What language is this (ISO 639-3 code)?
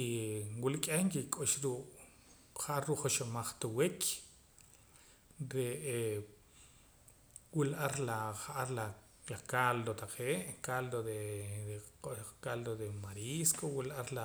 poc